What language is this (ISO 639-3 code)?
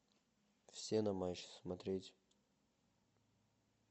rus